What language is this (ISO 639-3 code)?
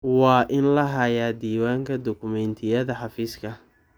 som